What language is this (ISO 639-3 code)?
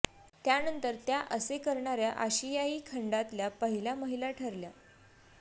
mar